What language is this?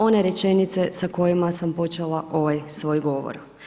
Croatian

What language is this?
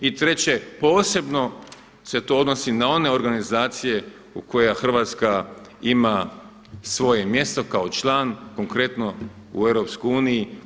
Croatian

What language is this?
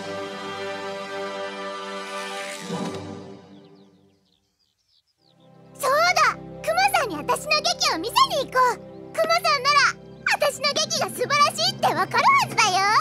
Japanese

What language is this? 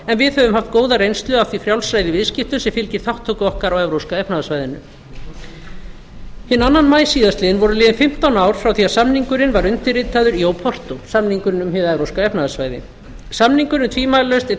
Icelandic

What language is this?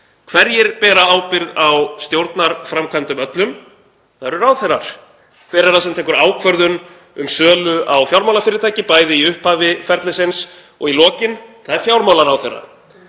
Icelandic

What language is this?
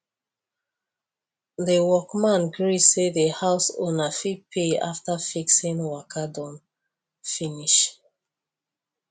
Nigerian Pidgin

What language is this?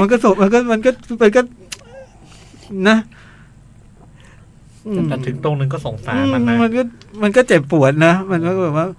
Thai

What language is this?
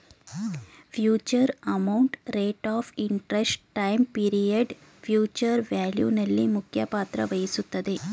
Kannada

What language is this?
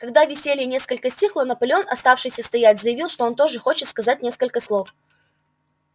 Russian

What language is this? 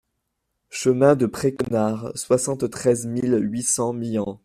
French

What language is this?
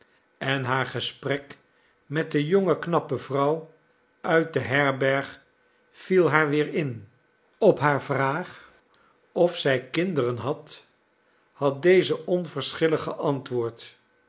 Dutch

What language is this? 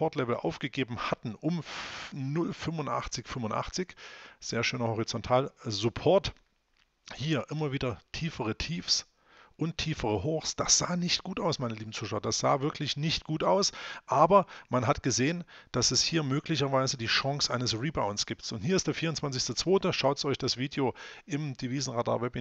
German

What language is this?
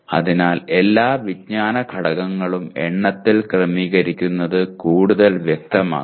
Malayalam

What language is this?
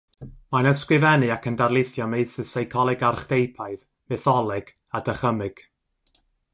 Welsh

